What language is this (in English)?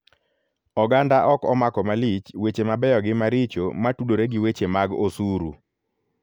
Luo (Kenya and Tanzania)